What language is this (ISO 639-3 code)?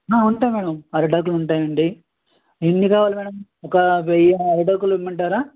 tel